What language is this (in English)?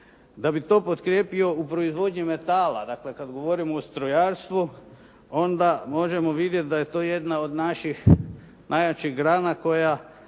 Croatian